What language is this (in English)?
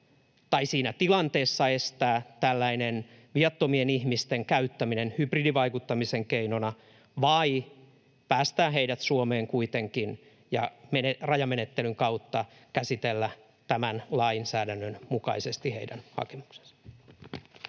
Finnish